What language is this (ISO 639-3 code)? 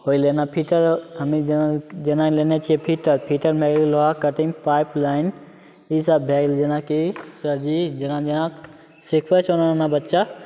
mai